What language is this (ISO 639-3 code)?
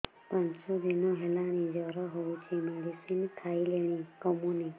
ori